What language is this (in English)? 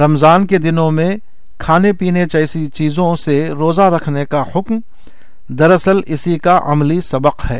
Urdu